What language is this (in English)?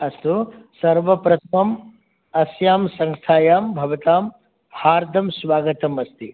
Sanskrit